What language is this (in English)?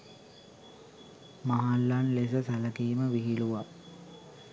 Sinhala